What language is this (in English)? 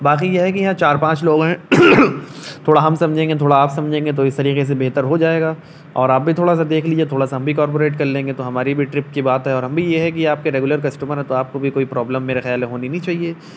Urdu